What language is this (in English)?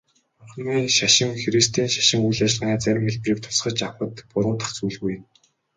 Mongolian